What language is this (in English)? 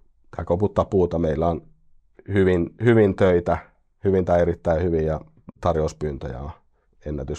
Finnish